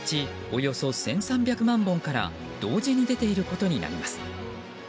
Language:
Japanese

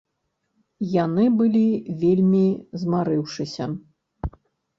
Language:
Belarusian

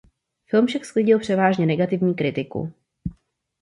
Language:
Czech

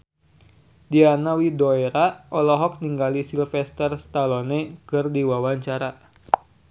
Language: Sundanese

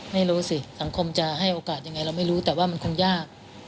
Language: Thai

